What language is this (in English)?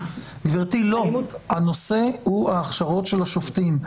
Hebrew